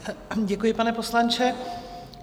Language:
Czech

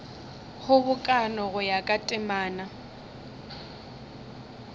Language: Northern Sotho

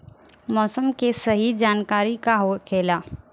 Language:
Bhojpuri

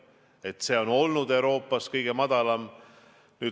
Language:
Estonian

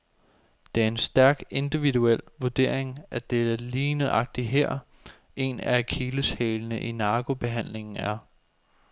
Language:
Danish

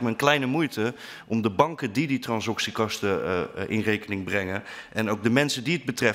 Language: Dutch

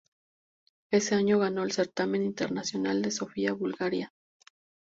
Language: Spanish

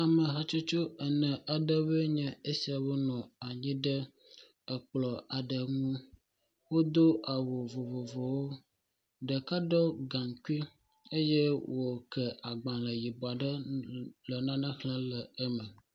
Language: Ewe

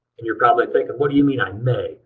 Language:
English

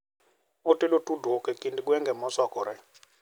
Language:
Luo (Kenya and Tanzania)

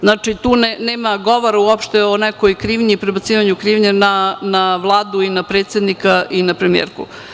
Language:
Serbian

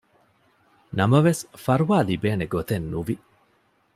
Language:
Divehi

